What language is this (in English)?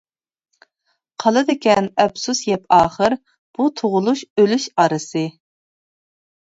Uyghur